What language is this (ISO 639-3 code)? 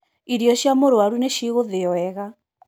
kik